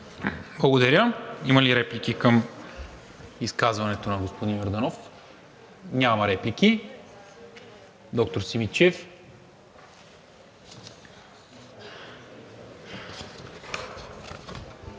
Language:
Bulgarian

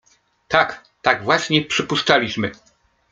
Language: Polish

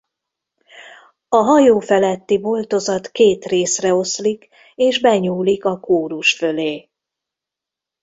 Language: Hungarian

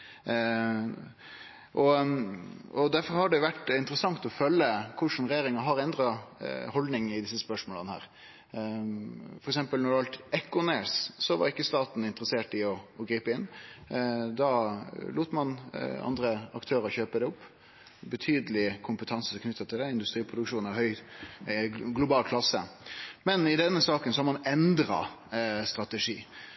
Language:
Norwegian Nynorsk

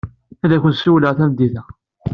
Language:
Kabyle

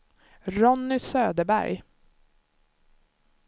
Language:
Swedish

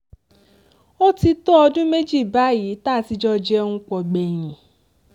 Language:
Yoruba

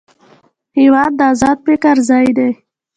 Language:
Pashto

